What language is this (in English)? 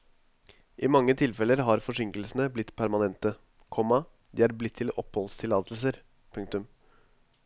Norwegian